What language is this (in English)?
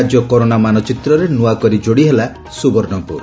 Odia